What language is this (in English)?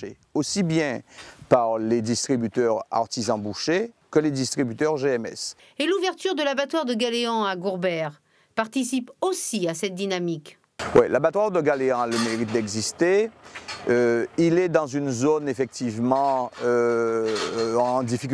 French